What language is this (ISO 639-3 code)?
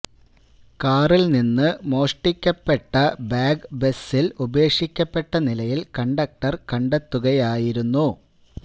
mal